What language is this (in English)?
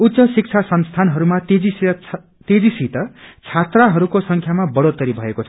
Nepali